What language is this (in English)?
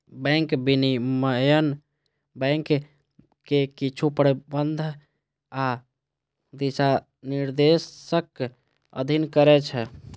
Maithili